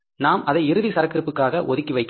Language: Tamil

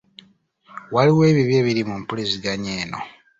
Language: Ganda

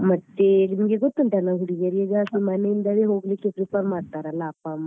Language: Kannada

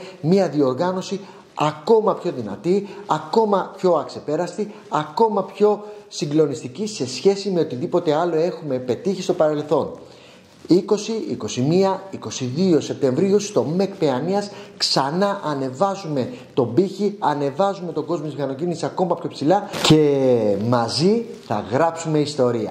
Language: Greek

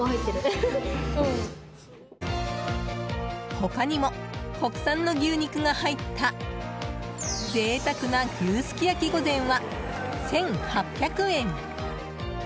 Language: Japanese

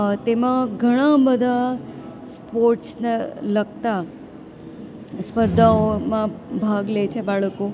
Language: Gujarati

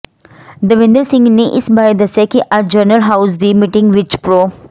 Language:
Punjabi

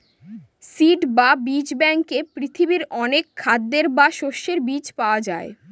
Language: Bangla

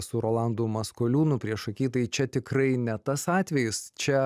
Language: Lithuanian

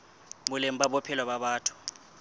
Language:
Southern Sotho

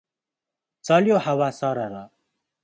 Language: Nepali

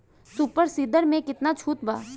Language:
Bhojpuri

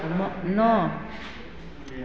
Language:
Maithili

